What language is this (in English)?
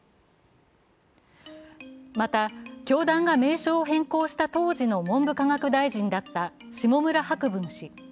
Japanese